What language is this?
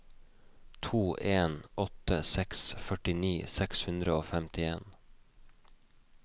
Norwegian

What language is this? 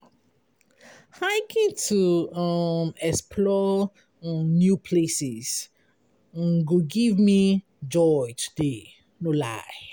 Nigerian Pidgin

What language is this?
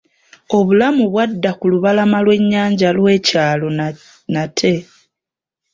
Ganda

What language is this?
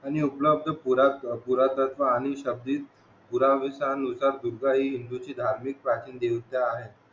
Marathi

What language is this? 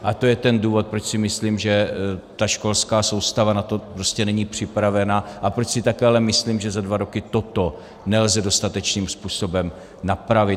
Czech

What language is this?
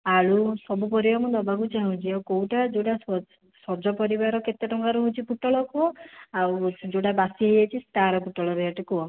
Odia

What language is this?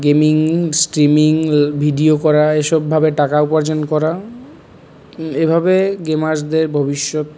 Bangla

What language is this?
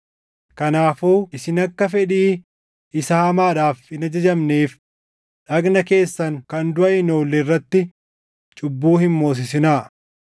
Oromo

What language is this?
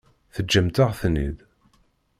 Kabyle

